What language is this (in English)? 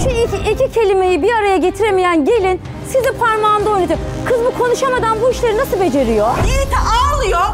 Turkish